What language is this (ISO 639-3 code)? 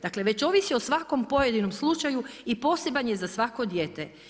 hrv